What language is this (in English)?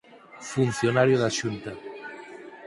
Galician